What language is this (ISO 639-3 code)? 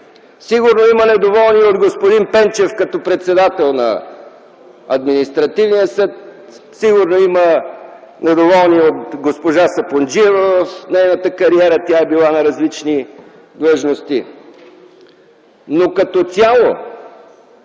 bul